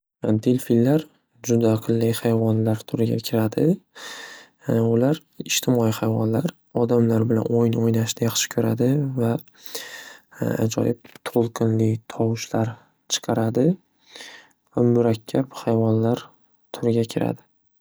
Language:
Uzbek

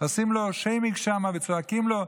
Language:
Hebrew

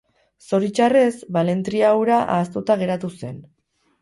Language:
Basque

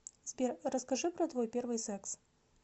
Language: Russian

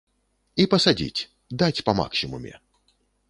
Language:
Belarusian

